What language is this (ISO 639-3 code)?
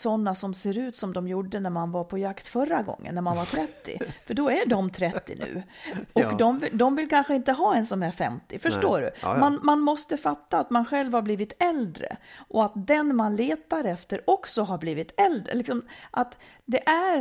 swe